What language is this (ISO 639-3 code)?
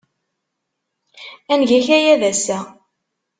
kab